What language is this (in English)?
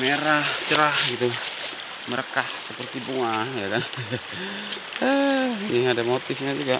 Indonesian